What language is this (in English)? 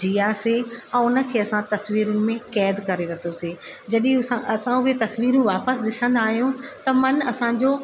Sindhi